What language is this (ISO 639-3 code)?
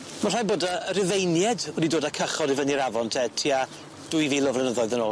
cym